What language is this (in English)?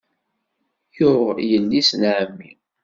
Kabyle